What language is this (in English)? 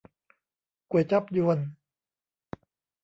Thai